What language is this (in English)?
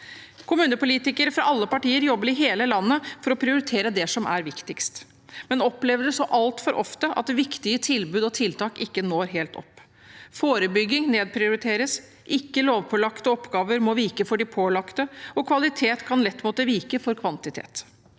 Norwegian